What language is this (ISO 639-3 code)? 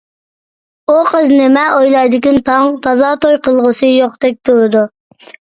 uig